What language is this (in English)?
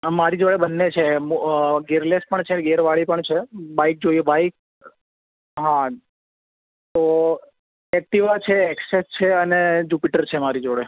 Gujarati